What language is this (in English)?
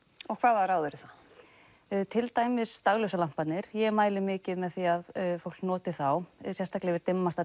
Icelandic